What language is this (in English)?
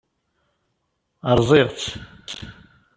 Kabyle